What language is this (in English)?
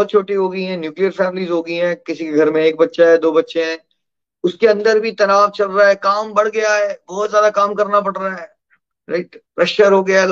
Hindi